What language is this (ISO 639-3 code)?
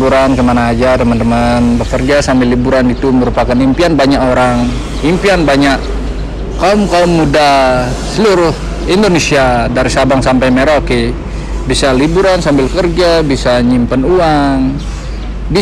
ind